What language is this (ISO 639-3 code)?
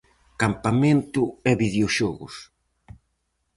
glg